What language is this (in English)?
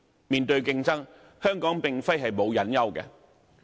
Cantonese